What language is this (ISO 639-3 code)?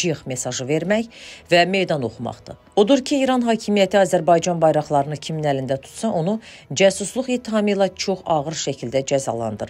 tur